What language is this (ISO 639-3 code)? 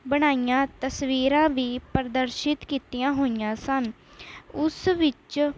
pan